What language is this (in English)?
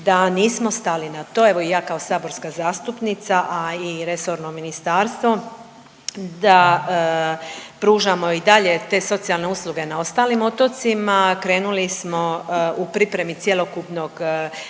Croatian